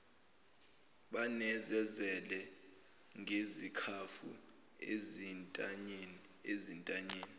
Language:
Zulu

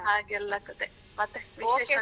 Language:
Kannada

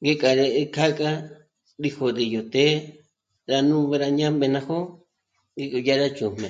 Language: Michoacán Mazahua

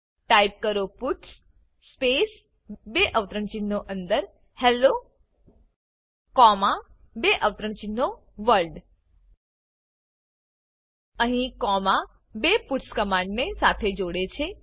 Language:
Gujarati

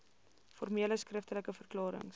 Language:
Afrikaans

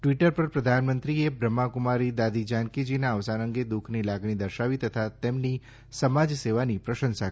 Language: Gujarati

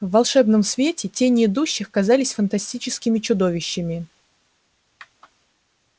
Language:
Russian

